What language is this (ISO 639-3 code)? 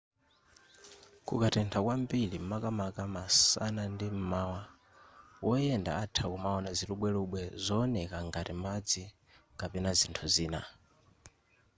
nya